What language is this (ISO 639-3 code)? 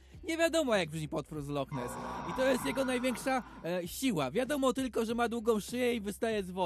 pol